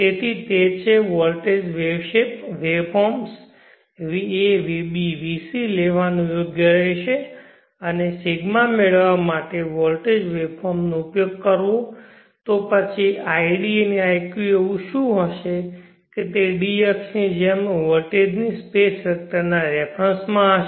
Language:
Gujarati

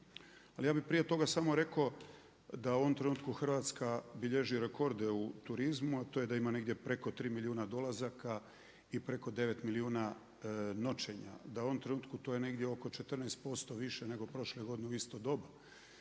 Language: Croatian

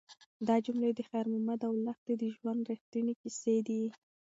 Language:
Pashto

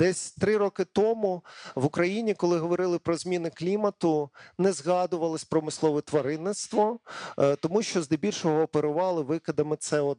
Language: Ukrainian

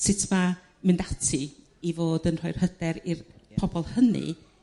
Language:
Welsh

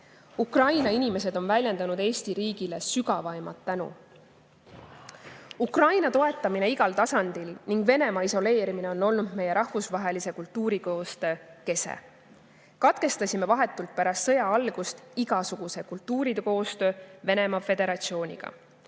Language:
Estonian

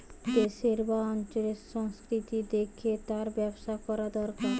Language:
Bangla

